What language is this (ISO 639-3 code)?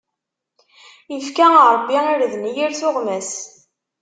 kab